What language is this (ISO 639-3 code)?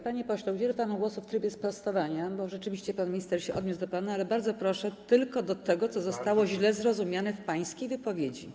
pol